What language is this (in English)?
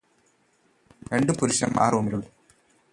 Malayalam